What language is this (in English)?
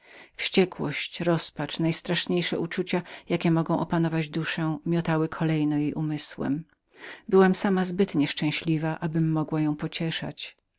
Polish